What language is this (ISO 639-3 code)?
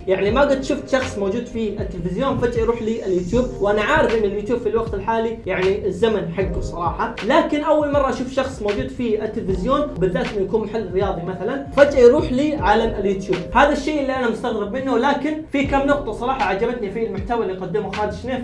ara